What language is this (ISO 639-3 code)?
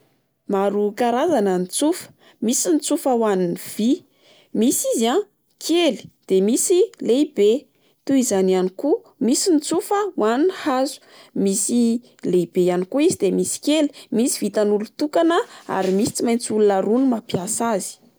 mlg